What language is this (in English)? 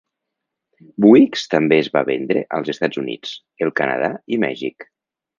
Catalan